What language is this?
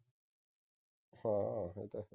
Punjabi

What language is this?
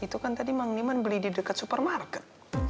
Indonesian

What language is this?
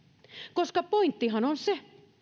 Finnish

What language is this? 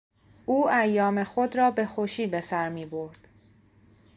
Persian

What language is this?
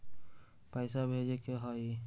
Magahi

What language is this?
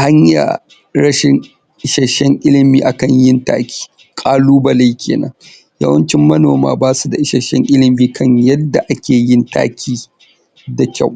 Hausa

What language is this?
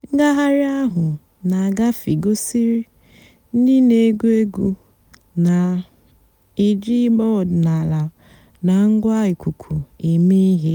Igbo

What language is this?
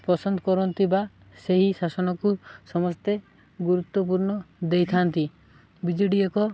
Odia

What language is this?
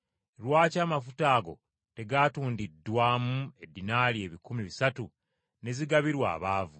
Ganda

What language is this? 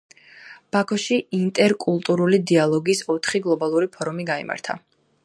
Georgian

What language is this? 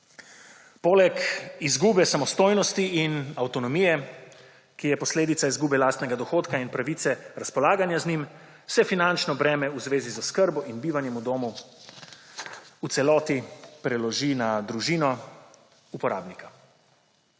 Slovenian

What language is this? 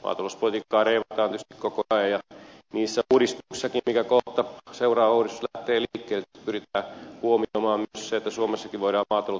Finnish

